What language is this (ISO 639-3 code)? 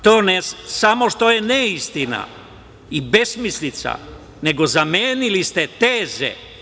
srp